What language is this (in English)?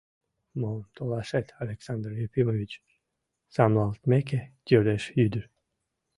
Mari